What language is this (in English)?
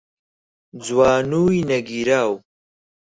Central Kurdish